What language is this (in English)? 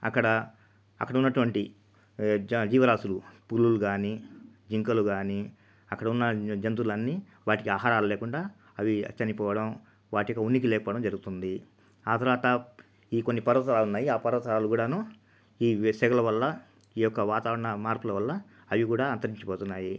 Telugu